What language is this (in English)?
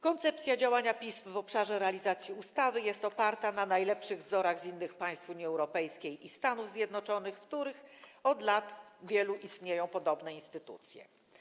Polish